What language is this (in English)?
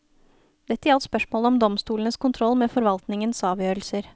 Norwegian